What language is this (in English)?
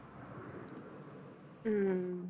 Punjabi